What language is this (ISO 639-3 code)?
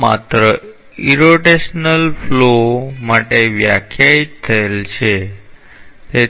guj